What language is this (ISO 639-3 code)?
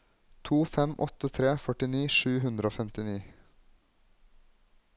nor